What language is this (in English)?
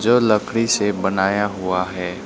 Hindi